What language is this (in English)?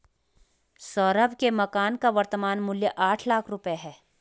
Hindi